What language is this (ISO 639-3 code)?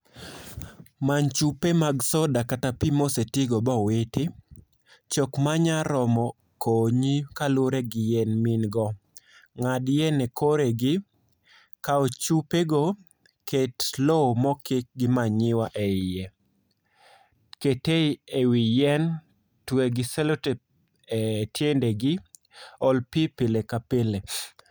luo